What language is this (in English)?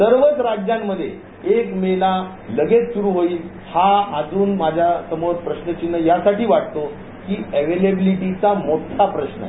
Marathi